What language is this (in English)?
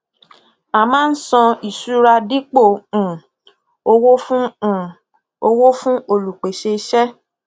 Yoruba